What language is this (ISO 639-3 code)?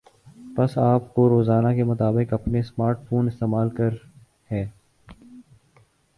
urd